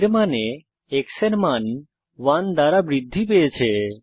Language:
Bangla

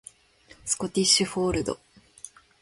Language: Japanese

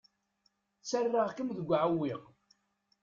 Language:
Kabyle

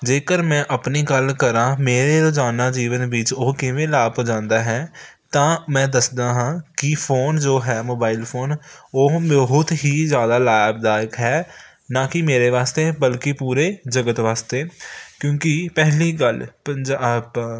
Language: Punjabi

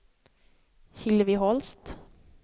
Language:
Swedish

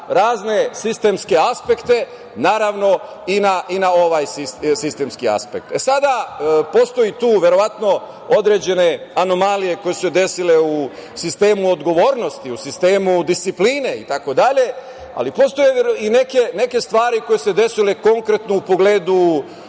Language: Serbian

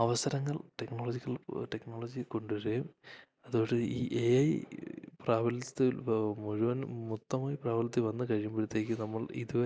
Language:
Malayalam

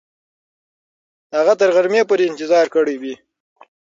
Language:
Pashto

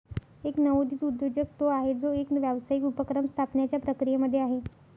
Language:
Marathi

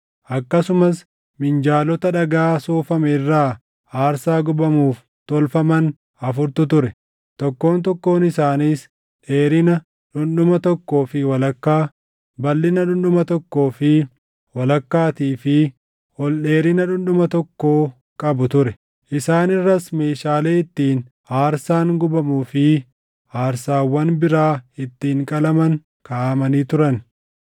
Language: Oromo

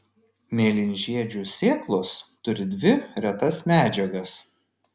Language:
Lithuanian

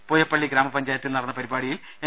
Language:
Malayalam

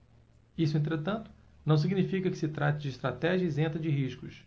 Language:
Portuguese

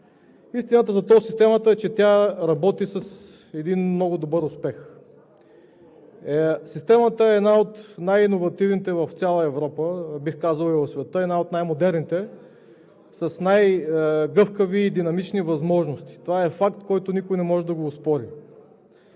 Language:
Bulgarian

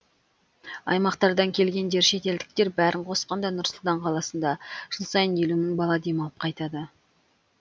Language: Kazakh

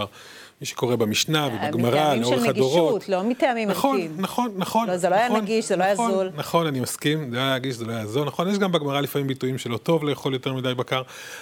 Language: Hebrew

